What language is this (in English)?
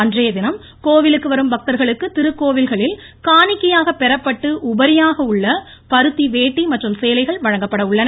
Tamil